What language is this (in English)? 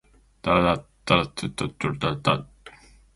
Japanese